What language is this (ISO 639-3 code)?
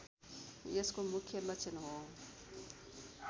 nep